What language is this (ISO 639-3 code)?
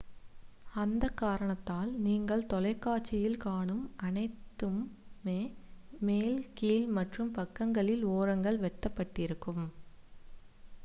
tam